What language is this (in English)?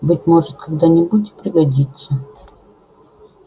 Russian